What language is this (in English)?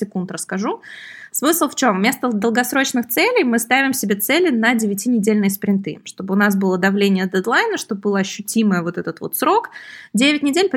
Russian